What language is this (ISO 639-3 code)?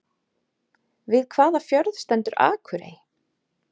isl